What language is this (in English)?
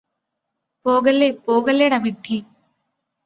Malayalam